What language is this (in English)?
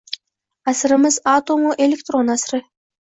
Uzbek